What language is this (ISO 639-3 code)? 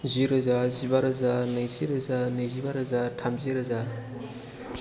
brx